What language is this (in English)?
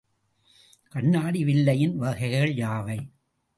Tamil